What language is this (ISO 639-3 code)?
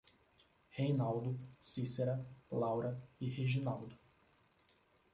por